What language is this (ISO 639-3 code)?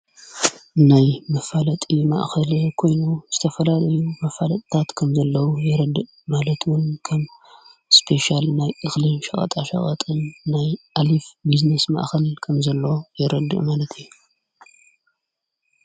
tir